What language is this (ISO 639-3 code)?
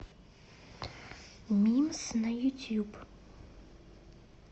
rus